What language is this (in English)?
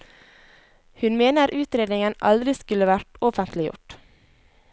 Norwegian